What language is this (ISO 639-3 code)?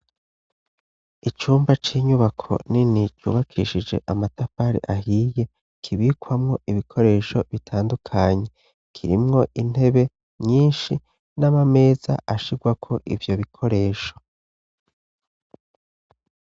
run